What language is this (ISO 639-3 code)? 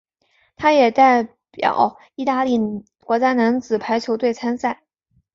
zho